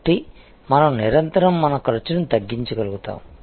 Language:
Telugu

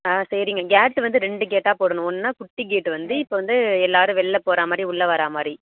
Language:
Tamil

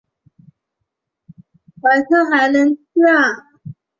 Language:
Chinese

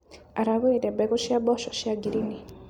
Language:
Kikuyu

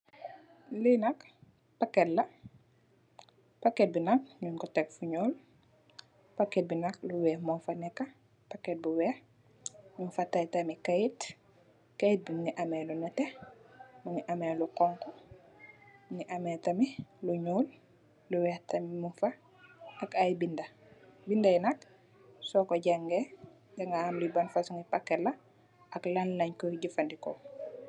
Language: Wolof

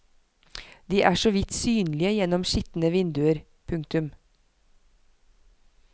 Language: Norwegian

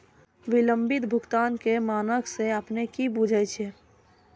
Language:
Maithili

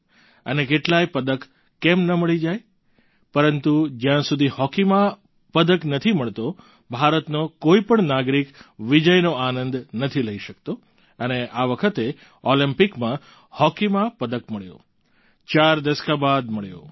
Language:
Gujarati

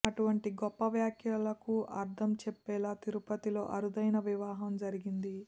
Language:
Telugu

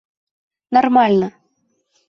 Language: Bashkir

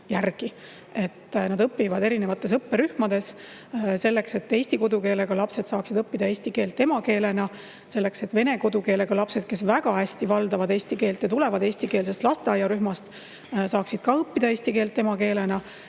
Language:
Estonian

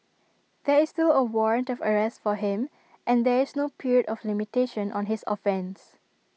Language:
English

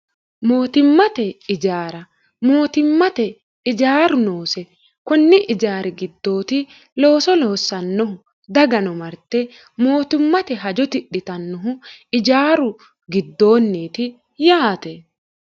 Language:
Sidamo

